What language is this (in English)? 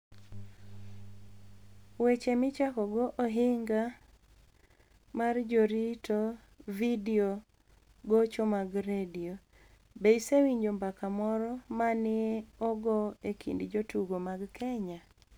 Luo (Kenya and Tanzania)